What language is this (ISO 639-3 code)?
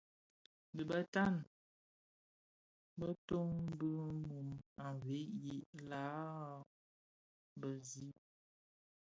ksf